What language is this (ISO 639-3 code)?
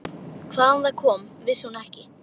isl